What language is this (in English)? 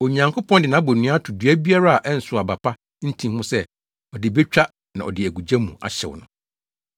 Akan